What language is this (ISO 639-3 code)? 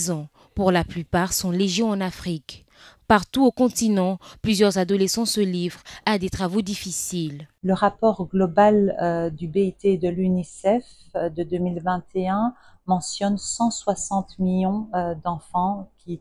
fra